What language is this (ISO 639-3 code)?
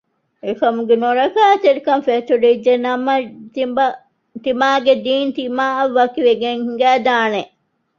div